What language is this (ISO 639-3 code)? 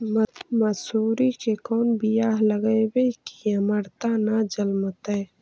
mag